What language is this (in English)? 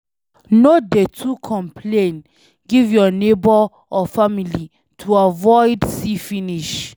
Nigerian Pidgin